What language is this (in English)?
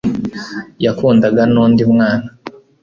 Kinyarwanda